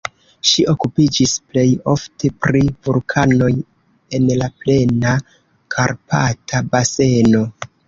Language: Esperanto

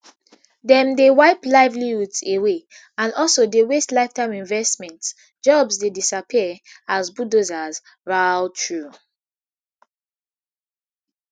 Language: Nigerian Pidgin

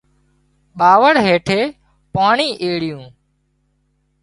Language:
Wadiyara Koli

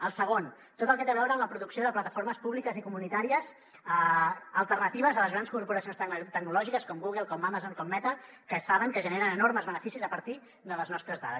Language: Catalan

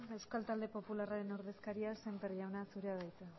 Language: Basque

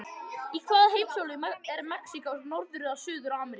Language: Icelandic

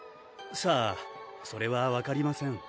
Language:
Japanese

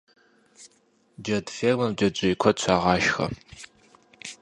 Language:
Kabardian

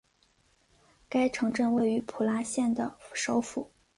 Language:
Chinese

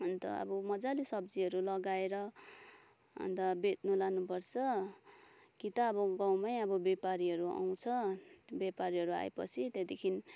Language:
Nepali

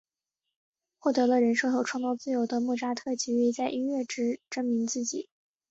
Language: Chinese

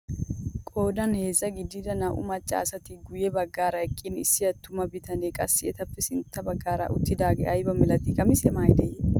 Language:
Wolaytta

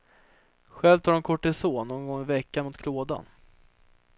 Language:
Swedish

